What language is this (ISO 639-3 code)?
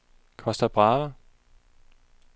dan